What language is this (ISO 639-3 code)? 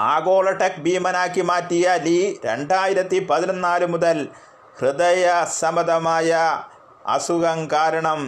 mal